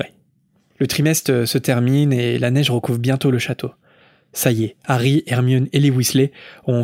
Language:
French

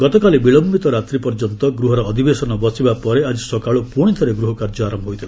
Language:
Odia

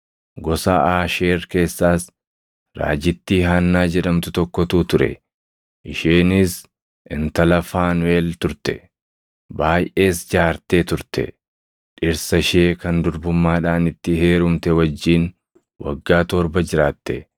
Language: Oromo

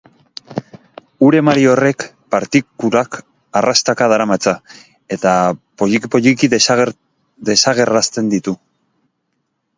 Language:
Basque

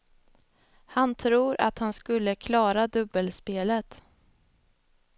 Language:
Swedish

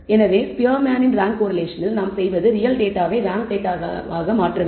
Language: Tamil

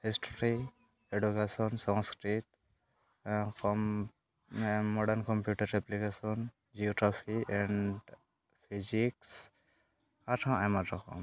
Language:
Santali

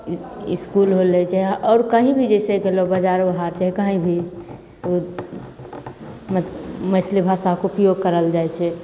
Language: Maithili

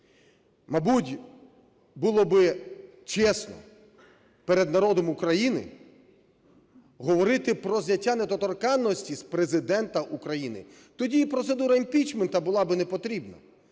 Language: Ukrainian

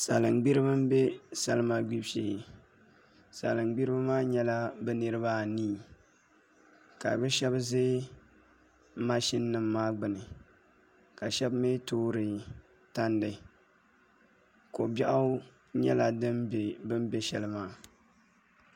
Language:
Dagbani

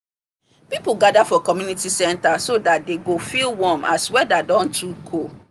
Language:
Nigerian Pidgin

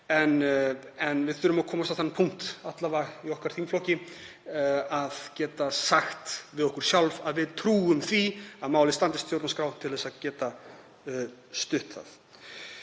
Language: Icelandic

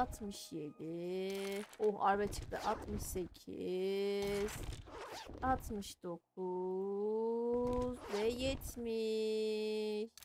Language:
Turkish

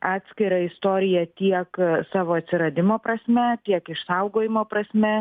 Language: Lithuanian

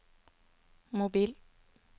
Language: Norwegian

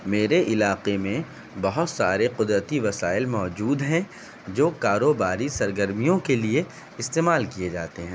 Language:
Urdu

